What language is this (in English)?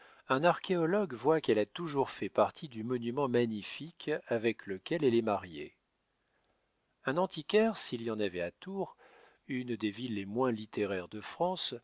French